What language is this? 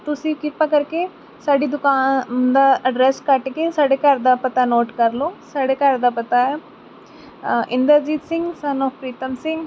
Punjabi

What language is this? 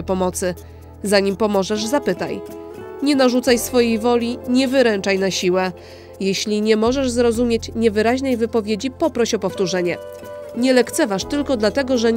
Polish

